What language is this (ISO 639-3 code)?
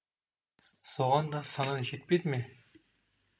kaz